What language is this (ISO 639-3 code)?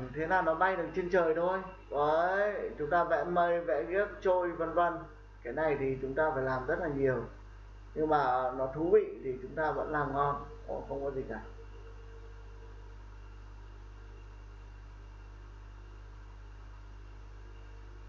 vie